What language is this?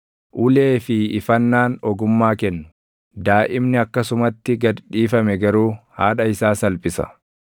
Oromo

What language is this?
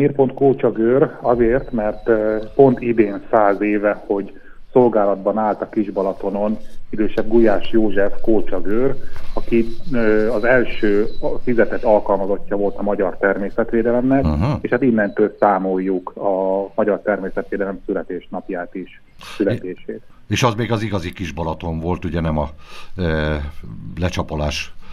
Hungarian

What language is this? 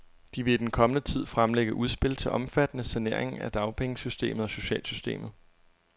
Danish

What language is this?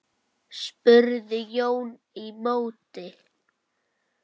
Icelandic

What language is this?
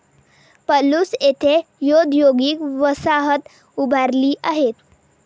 Marathi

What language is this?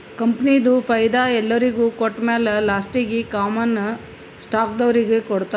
Kannada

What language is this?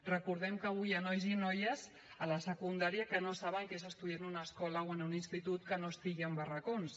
Catalan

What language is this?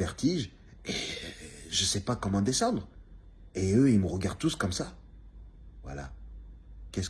French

